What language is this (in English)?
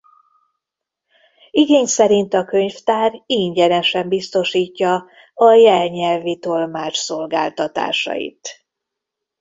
Hungarian